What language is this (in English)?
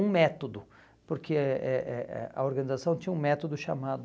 Portuguese